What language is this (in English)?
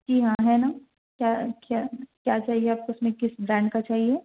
Urdu